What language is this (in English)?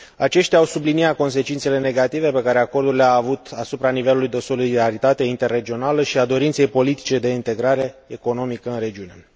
Romanian